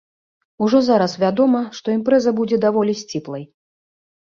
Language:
Belarusian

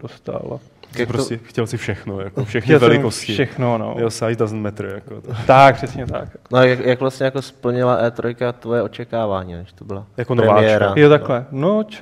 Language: Czech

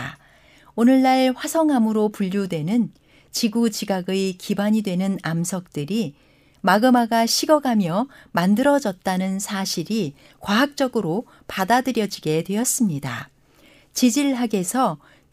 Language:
Korean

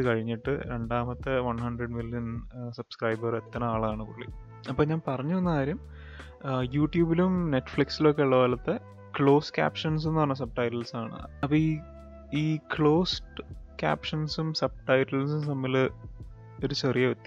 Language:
Malayalam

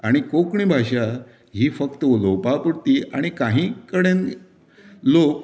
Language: Konkani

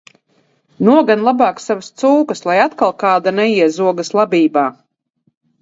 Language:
Latvian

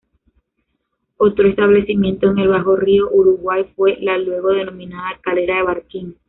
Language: Spanish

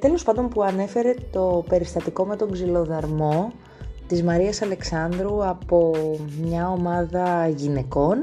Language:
Greek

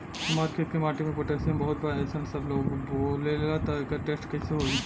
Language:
Bhojpuri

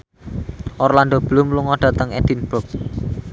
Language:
Javanese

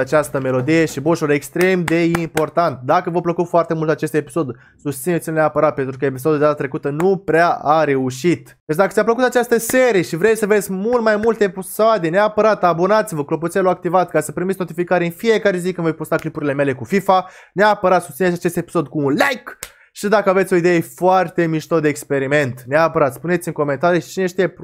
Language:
Romanian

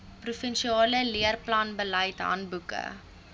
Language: Afrikaans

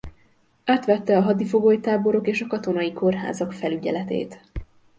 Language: Hungarian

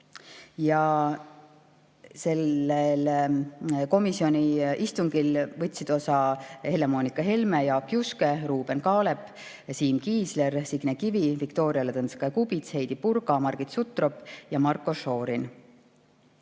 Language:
Estonian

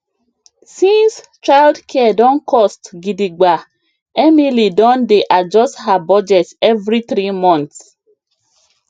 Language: Nigerian Pidgin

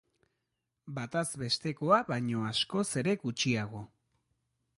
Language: Basque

